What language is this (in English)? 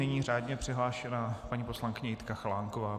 Czech